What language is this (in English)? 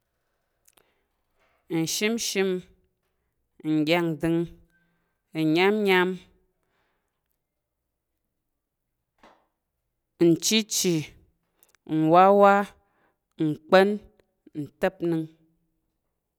Tarok